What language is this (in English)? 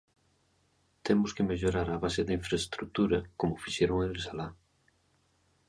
Galician